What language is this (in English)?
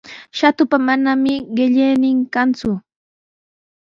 Sihuas Ancash Quechua